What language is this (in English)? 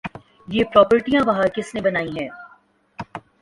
Urdu